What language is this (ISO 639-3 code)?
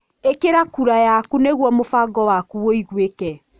kik